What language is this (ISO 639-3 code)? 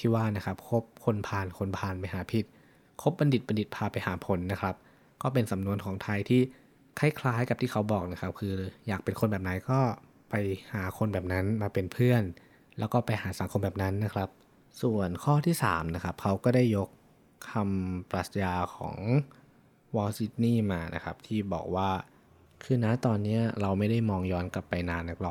tha